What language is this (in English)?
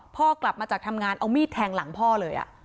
Thai